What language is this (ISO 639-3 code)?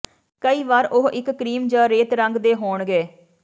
pan